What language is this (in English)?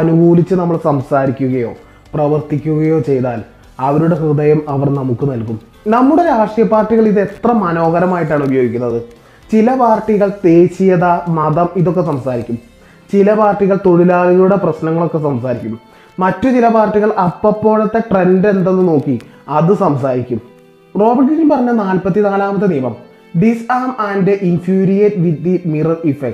Malayalam